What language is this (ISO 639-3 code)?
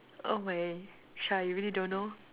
eng